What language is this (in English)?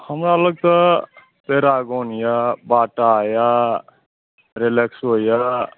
Maithili